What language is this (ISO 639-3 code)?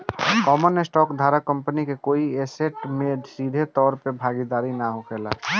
bho